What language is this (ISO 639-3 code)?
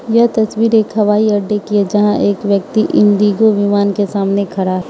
hin